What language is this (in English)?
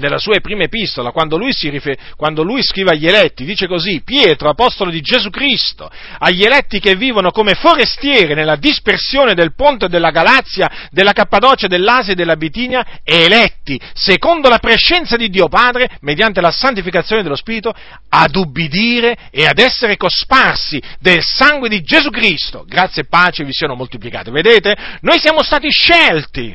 Italian